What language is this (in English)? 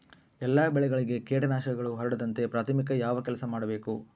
Kannada